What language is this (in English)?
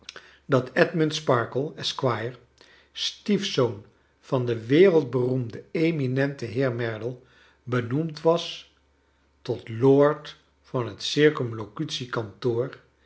Dutch